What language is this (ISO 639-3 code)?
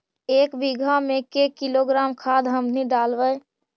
mag